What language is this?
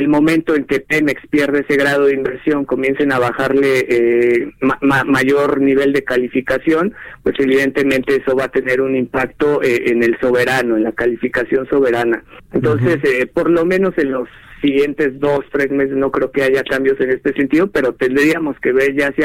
Spanish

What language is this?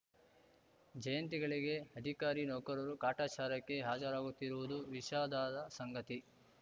Kannada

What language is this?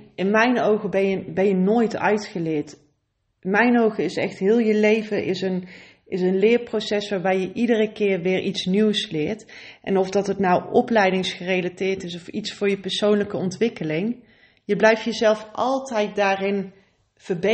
Dutch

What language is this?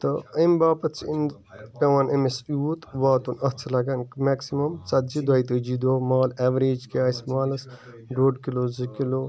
Kashmiri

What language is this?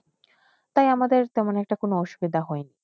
Bangla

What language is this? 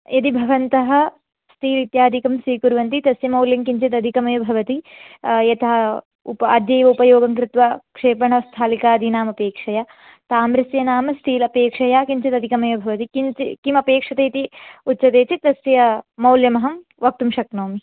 Sanskrit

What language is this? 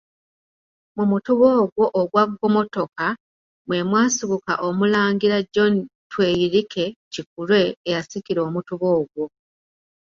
Ganda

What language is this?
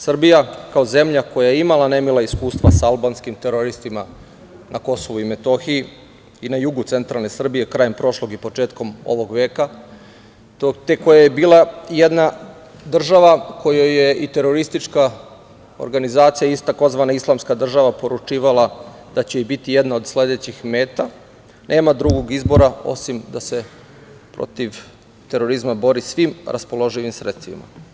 Serbian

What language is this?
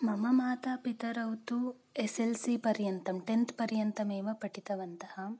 Sanskrit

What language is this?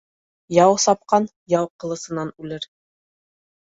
Bashkir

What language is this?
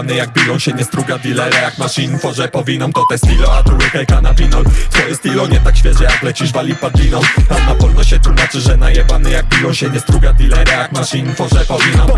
Polish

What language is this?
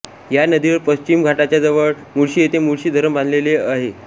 Marathi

